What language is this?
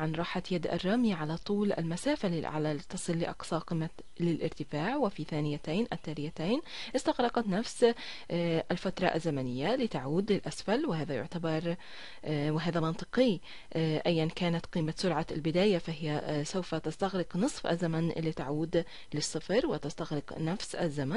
Arabic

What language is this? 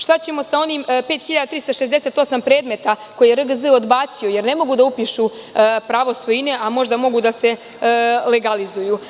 Serbian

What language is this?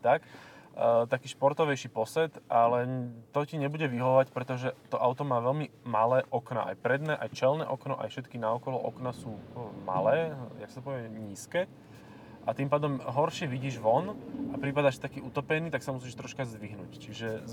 Slovak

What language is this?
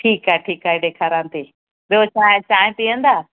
Sindhi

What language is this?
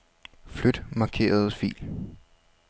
Danish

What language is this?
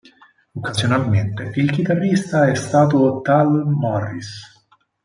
Italian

